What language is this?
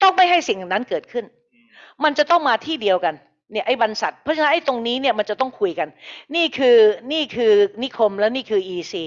Thai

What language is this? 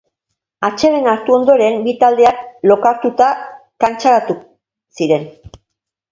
Basque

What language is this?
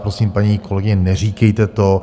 Czech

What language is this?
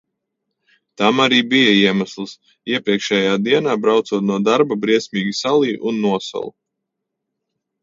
Latvian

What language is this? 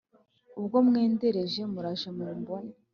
Kinyarwanda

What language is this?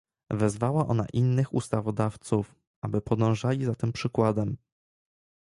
Polish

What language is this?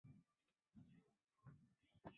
Chinese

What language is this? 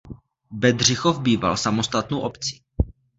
Czech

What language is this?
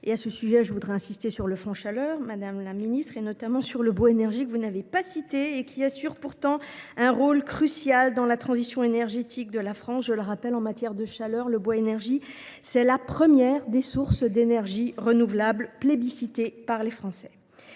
French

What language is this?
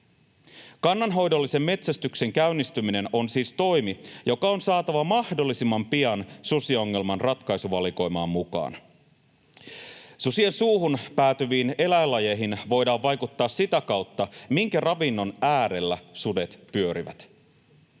Finnish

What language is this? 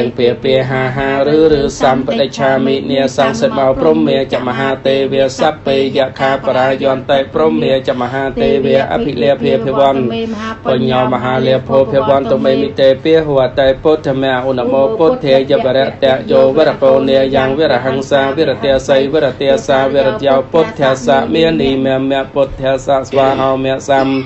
Thai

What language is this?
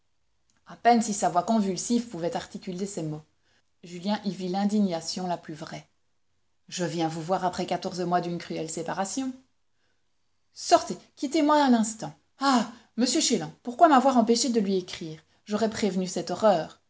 French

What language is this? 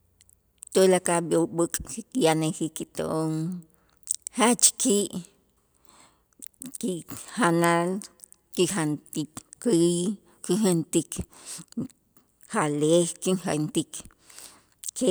Itzá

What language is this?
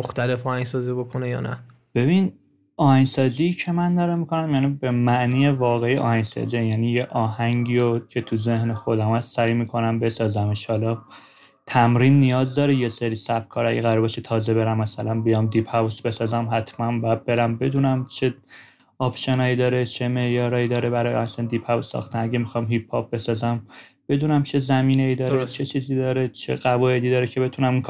Persian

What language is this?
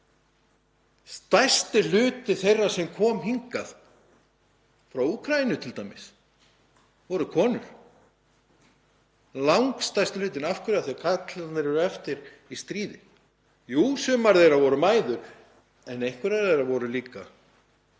Icelandic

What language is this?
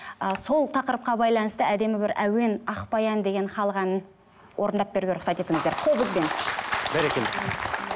Kazakh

